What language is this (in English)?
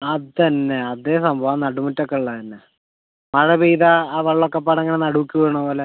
Malayalam